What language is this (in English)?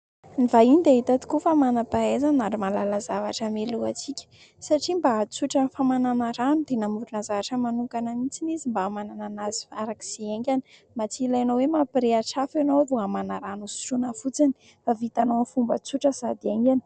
Malagasy